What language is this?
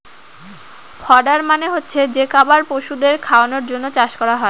Bangla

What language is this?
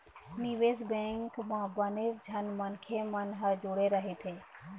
Chhattisgarhi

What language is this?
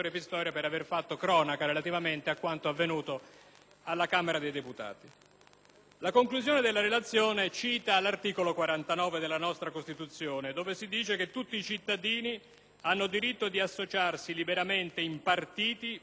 Italian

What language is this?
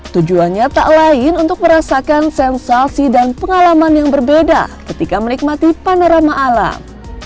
Indonesian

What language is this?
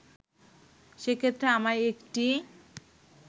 Bangla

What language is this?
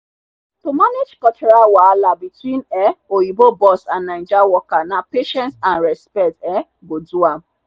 Nigerian Pidgin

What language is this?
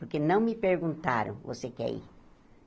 Portuguese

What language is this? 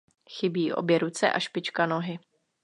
Czech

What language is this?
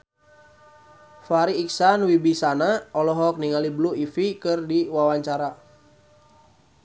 Sundanese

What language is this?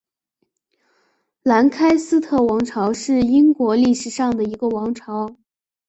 Chinese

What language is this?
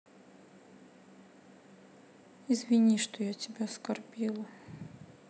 Russian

